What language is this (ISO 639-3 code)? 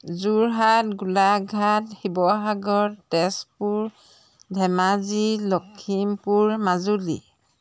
asm